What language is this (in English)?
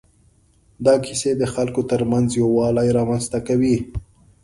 Pashto